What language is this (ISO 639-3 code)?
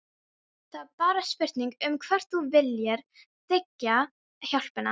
isl